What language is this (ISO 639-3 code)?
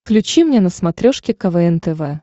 rus